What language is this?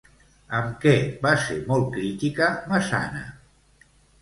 Catalan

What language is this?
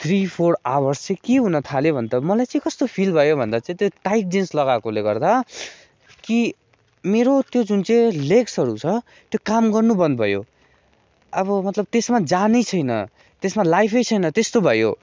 Nepali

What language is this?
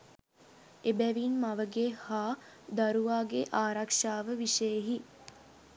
Sinhala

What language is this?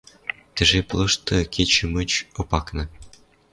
Western Mari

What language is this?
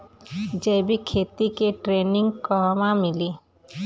Bhojpuri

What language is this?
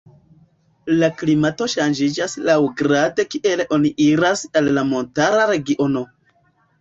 Esperanto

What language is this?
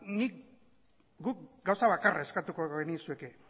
Basque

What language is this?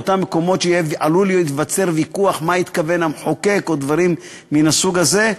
Hebrew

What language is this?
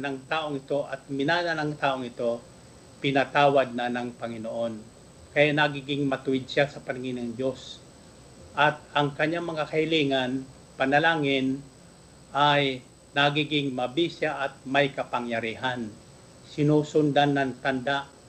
Filipino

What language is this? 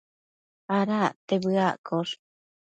Matsés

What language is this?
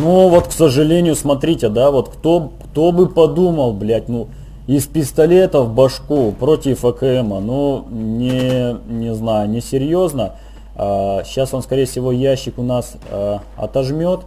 Russian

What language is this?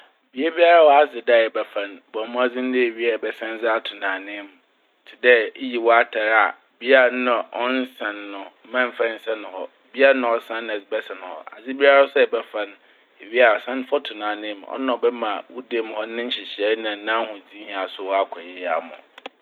Akan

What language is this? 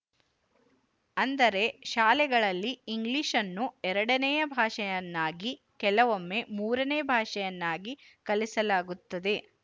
Kannada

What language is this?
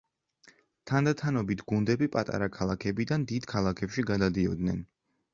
Georgian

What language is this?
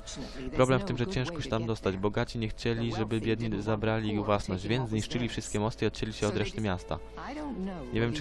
Polish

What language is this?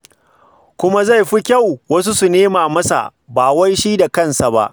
Hausa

